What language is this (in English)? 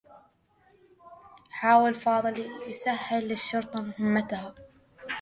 Arabic